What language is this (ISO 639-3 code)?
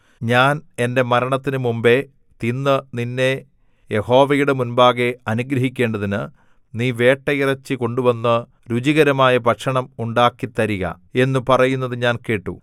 mal